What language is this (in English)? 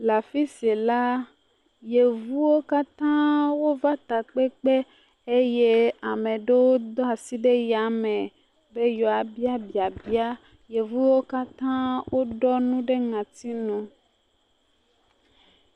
Ewe